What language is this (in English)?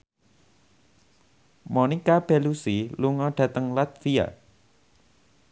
Javanese